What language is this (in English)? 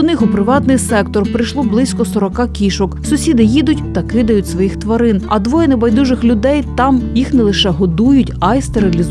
Ukrainian